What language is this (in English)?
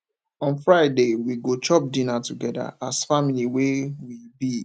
Nigerian Pidgin